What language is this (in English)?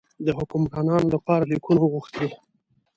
Pashto